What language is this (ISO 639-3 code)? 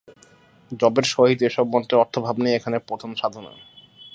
ben